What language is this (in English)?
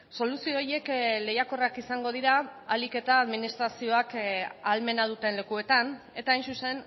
Basque